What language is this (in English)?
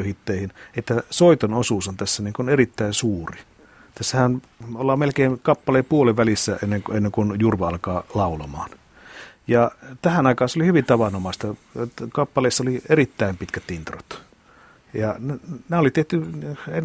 Finnish